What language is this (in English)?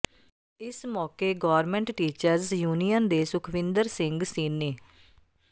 Punjabi